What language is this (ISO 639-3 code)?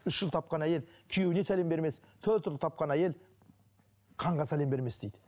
kaz